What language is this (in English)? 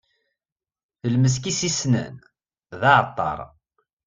Kabyle